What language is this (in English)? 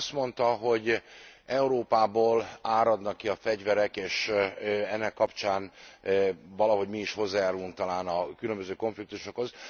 Hungarian